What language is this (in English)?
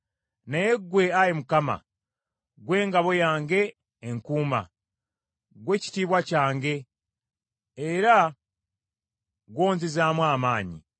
Ganda